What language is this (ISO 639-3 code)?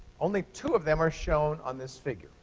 eng